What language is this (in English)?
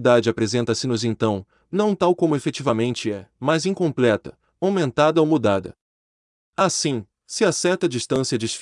Portuguese